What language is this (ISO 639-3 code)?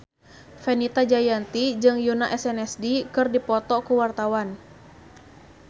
sun